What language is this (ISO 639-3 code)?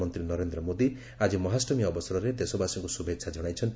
ori